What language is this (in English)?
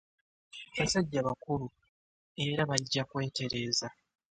Ganda